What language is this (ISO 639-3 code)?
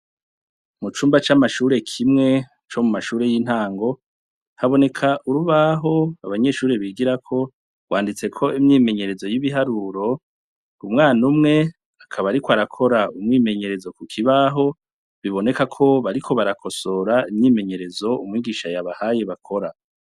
run